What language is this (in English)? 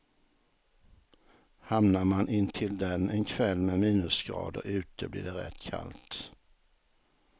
Swedish